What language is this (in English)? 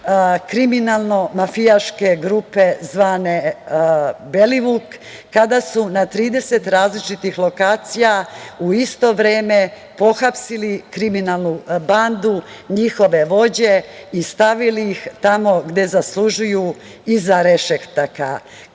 Serbian